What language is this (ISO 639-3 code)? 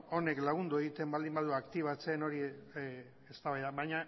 eus